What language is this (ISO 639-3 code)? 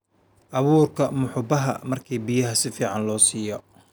som